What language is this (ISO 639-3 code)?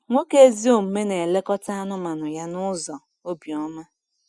ibo